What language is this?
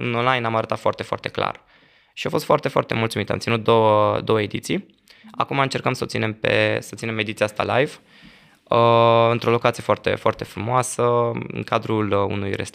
Romanian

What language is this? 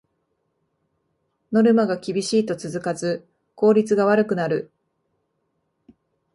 Japanese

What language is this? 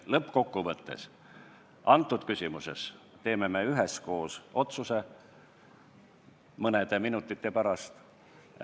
Estonian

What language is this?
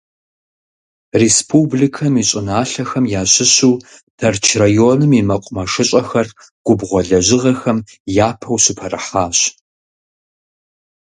Kabardian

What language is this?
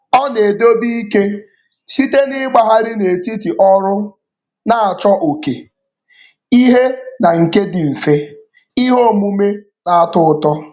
Igbo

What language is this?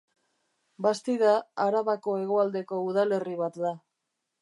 Basque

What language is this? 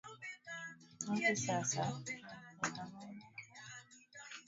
Swahili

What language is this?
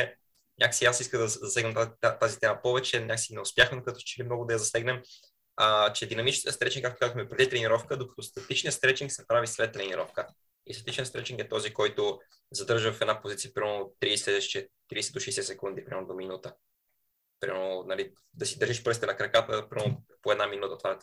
Bulgarian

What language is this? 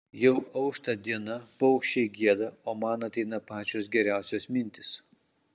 Lithuanian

